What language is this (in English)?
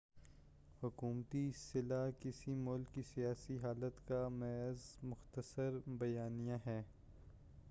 Urdu